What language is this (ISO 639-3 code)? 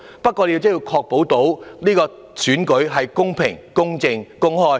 yue